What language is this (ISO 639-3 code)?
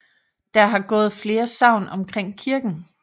dan